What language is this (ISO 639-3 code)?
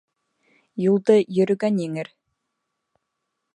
bak